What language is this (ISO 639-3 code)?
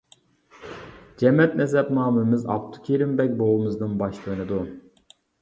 uig